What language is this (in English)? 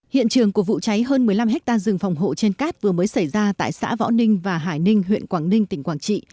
Vietnamese